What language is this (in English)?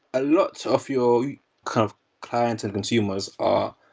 English